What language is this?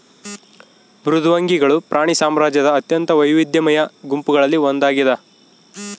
Kannada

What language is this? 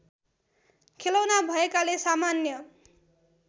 Nepali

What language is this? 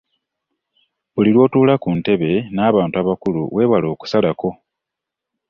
Ganda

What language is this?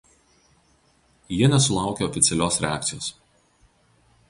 Lithuanian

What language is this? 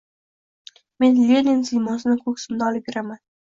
Uzbek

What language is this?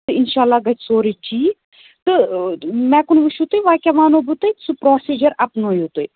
Kashmiri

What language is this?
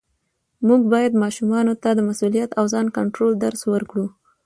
Pashto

